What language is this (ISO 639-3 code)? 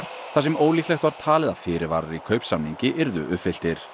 isl